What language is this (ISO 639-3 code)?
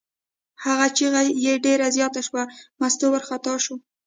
pus